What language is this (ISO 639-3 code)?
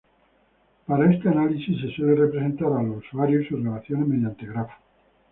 spa